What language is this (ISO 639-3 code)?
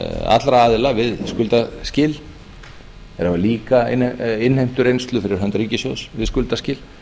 isl